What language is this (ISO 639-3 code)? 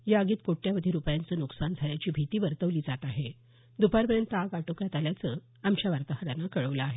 mar